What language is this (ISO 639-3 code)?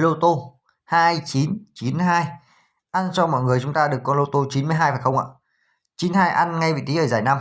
vie